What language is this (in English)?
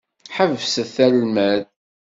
Kabyle